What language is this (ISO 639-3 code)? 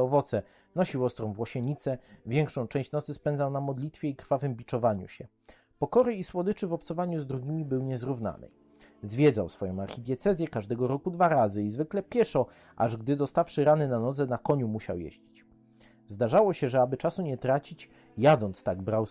pol